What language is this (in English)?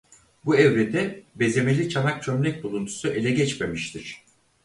Turkish